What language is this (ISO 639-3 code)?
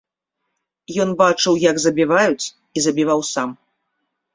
bel